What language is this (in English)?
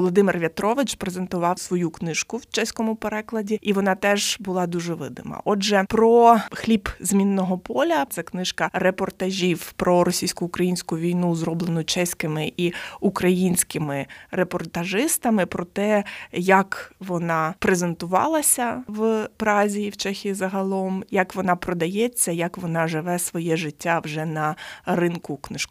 Ukrainian